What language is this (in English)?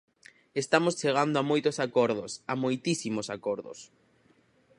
Galician